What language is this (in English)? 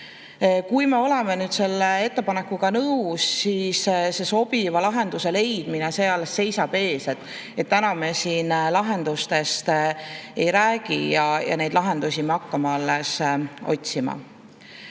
Estonian